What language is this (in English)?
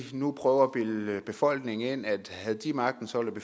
Danish